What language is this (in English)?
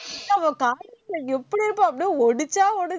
Tamil